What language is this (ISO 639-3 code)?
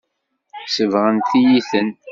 kab